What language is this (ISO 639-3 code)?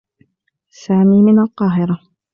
ara